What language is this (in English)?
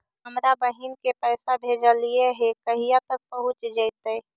Magahi